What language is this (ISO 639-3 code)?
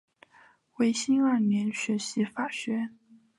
zho